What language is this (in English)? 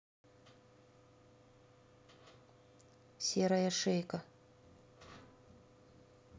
Russian